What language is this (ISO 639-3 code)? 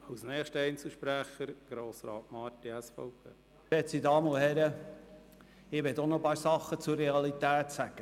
gsw